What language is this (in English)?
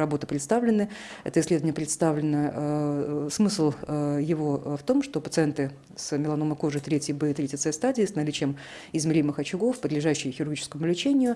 Russian